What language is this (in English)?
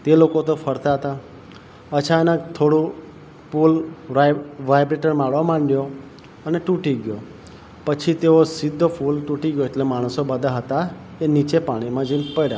Gujarati